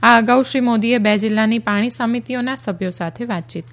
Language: Gujarati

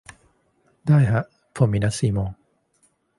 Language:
Thai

